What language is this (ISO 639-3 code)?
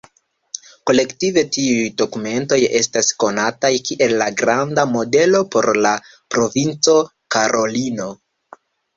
epo